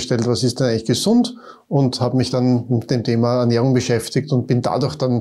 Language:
German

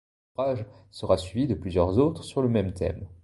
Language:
French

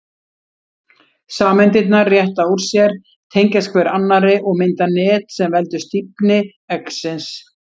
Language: Icelandic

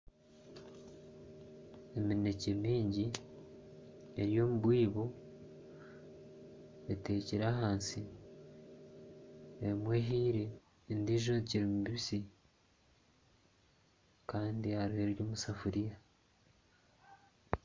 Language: Nyankole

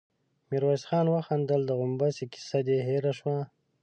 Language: Pashto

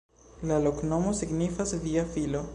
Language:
Esperanto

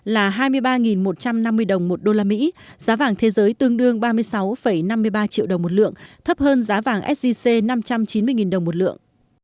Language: Vietnamese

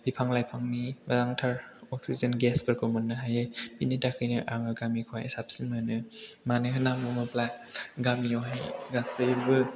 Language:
Bodo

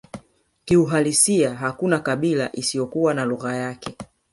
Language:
Swahili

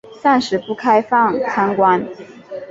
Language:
Chinese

